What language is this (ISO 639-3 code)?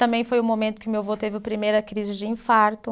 por